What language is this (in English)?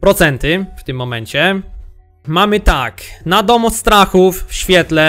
Polish